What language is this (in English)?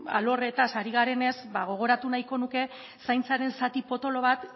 Basque